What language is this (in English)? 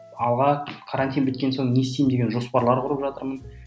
Kazakh